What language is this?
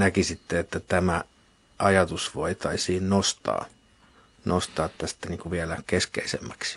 Finnish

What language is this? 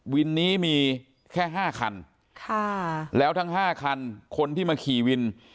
Thai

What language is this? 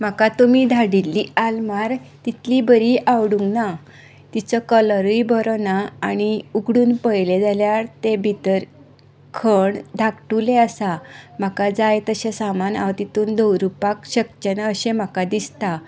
Konkani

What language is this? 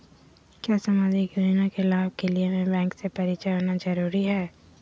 Magahi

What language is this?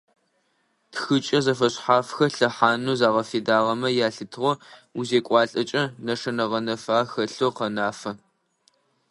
Adyghe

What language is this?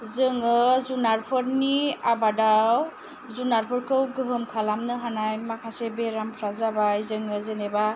Bodo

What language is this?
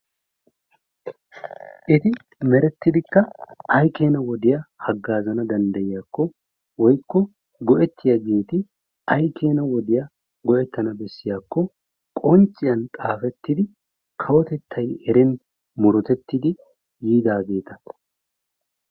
Wolaytta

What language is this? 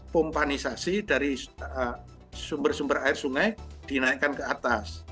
Indonesian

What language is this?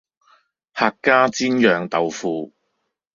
Cantonese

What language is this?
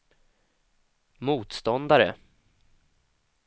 Swedish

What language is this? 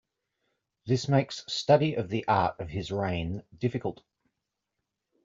English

